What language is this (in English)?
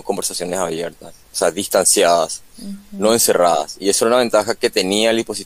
Spanish